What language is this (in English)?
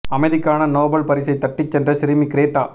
Tamil